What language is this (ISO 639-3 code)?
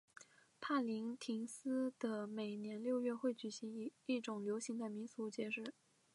zho